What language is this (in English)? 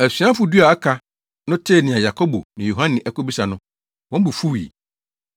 Akan